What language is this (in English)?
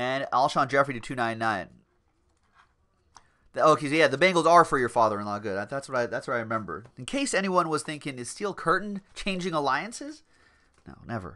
English